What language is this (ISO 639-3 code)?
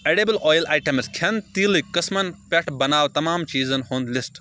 kas